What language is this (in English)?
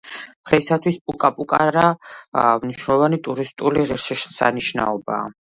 Georgian